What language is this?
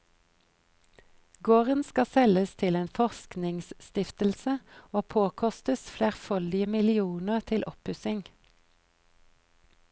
Norwegian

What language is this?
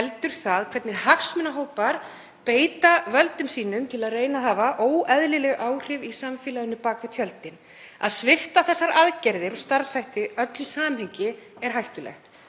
Icelandic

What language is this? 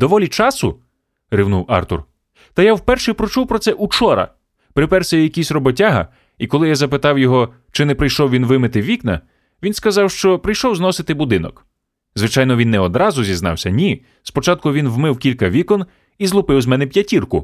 Ukrainian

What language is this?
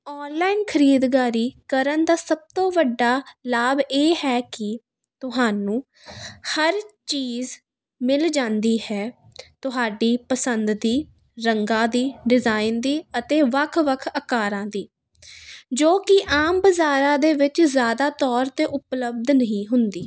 Punjabi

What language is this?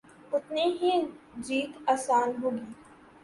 Urdu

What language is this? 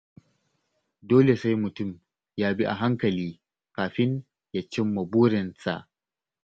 Hausa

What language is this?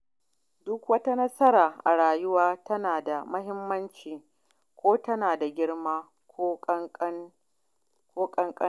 Hausa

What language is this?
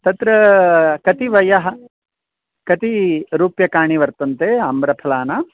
Sanskrit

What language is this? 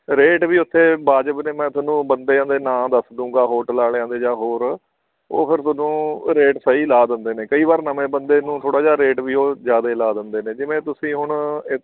Punjabi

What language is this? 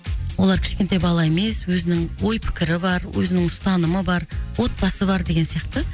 Kazakh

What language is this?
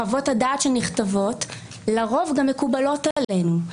Hebrew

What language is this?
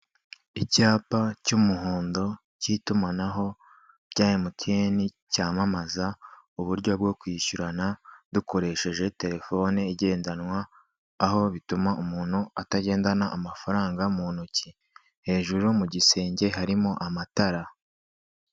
Kinyarwanda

